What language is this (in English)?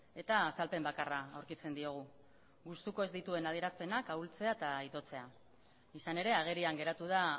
Basque